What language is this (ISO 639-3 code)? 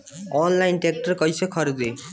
bho